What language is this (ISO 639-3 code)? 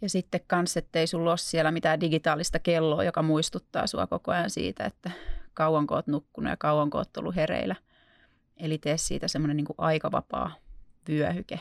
fin